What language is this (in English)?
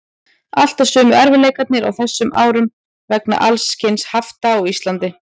Icelandic